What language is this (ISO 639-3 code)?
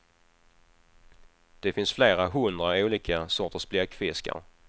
swe